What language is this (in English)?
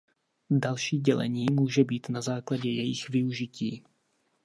Czech